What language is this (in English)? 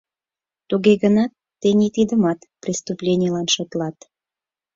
Mari